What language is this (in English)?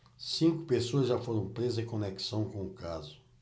Portuguese